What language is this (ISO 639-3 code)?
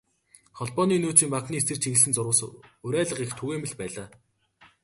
mon